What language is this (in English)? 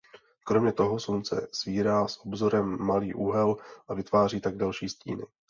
Czech